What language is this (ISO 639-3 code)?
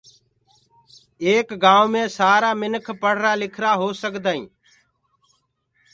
ggg